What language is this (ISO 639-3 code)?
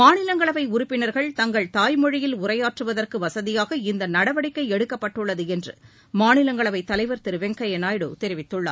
tam